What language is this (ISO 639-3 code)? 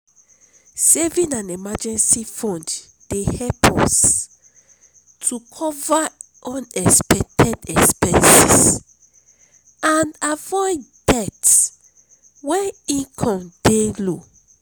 pcm